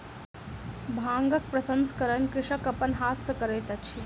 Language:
Maithili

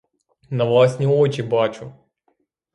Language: Ukrainian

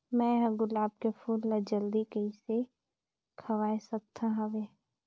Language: Chhattisgarhi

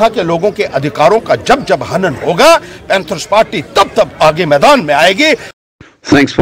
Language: Hindi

